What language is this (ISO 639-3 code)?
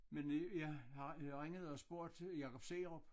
dan